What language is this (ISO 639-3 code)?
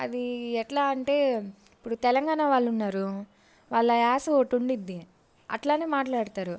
tel